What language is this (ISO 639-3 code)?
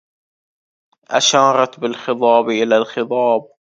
ara